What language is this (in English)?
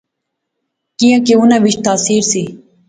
Pahari-Potwari